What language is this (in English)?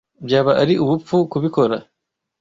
Kinyarwanda